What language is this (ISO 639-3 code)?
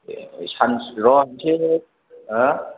brx